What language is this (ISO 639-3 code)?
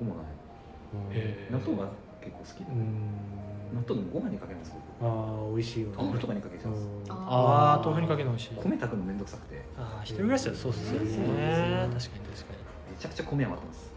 jpn